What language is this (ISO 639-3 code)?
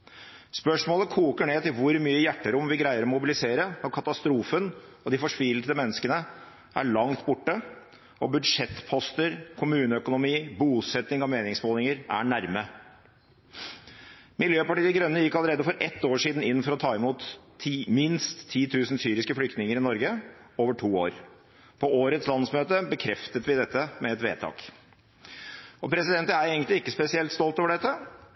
nob